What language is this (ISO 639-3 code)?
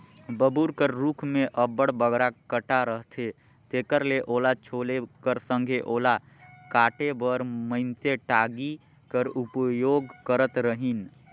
hne